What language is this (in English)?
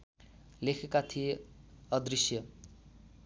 Nepali